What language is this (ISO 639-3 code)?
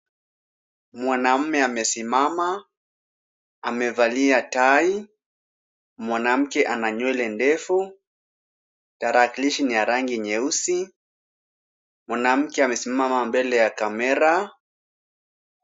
swa